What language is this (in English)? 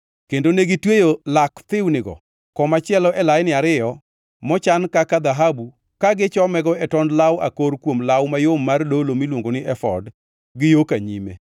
Luo (Kenya and Tanzania)